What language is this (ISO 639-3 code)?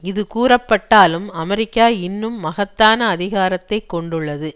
tam